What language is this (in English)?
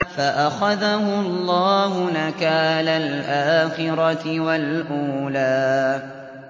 Arabic